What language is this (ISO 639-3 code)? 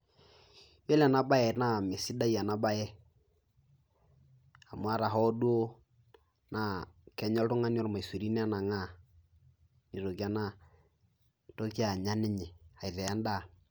mas